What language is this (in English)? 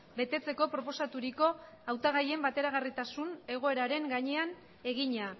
Basque